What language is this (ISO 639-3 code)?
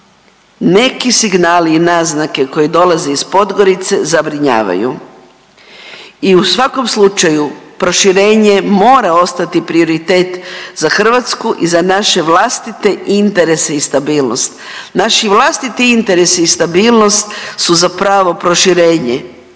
hrv